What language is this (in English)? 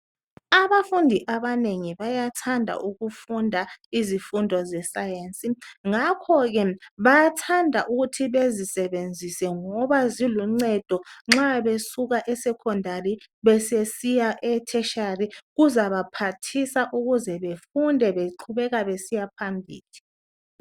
North Ndebele